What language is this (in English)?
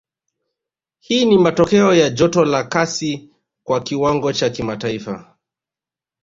Swahili